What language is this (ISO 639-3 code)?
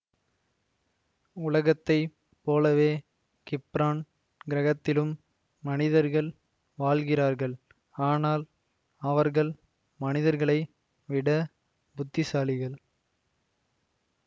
tam